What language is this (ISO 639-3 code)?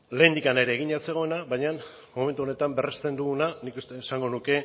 eus